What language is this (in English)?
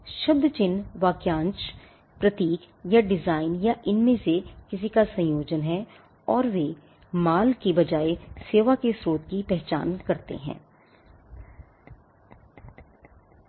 Hindi